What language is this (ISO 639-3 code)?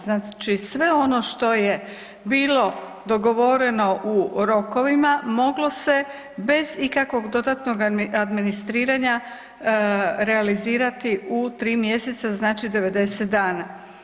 hrv